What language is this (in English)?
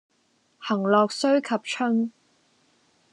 Cantonese